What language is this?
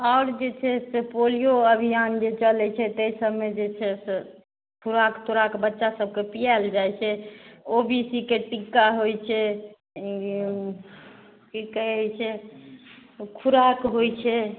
Maithili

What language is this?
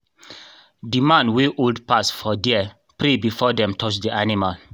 Nigerian Pidgin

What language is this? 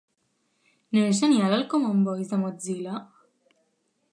Catalan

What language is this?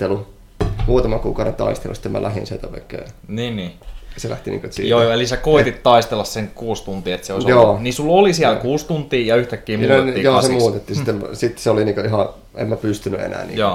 Finnish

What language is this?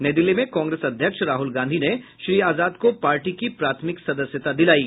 Hindi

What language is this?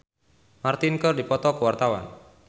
Sundanese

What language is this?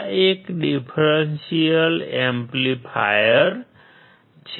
Gujarati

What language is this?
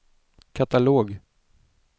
Swedish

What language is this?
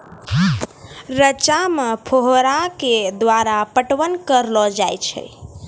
Maithili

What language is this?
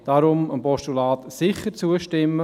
Swiss German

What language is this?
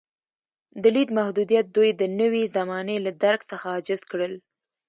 Pashto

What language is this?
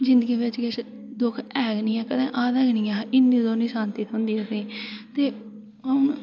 Dogri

